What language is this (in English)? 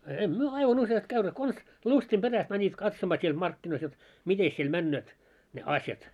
Finnish